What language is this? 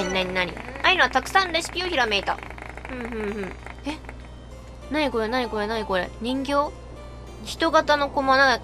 Japanese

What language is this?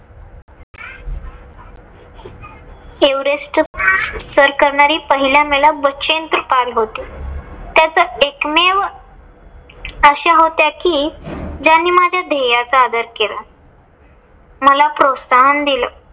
Marathi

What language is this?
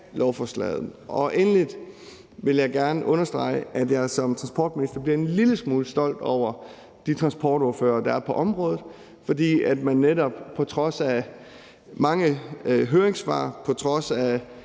Danish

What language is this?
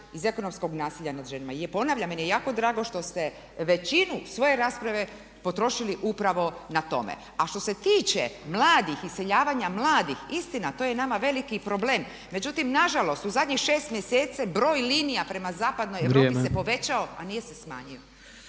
Croatian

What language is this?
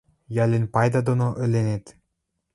Western Mari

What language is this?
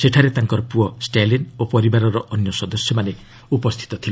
Odia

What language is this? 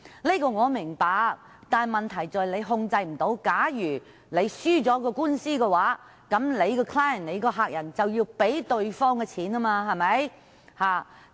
Cantonese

